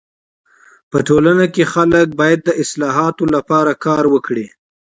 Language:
Pashto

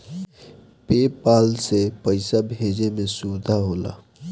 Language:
Bhojpuri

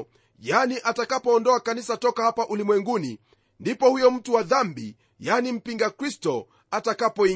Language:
Swahili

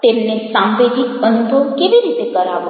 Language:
Gujarati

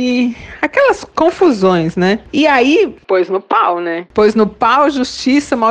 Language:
Portuguese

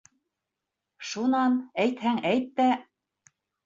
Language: Bashkir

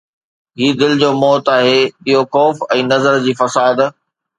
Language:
Sindhi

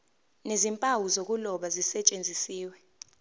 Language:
Zulu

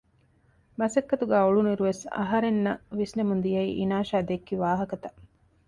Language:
Divehi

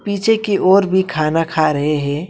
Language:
Hindi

